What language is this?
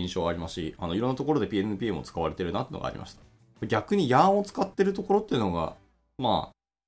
Japanese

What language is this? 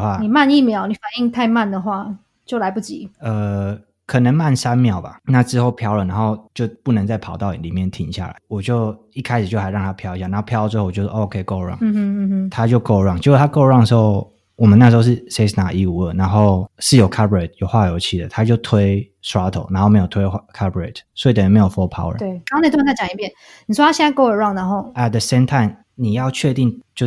Chinese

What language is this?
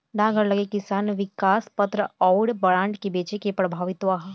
Bhojpuri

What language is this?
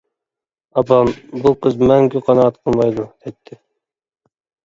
Uyghur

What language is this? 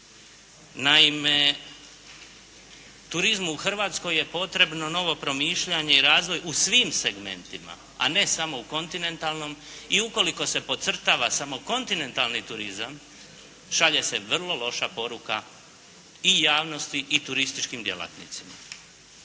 Croatian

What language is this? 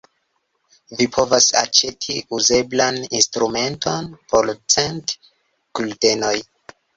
Esperanto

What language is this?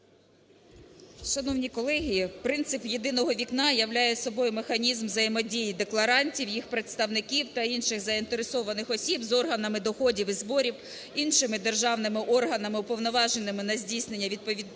Ukrainian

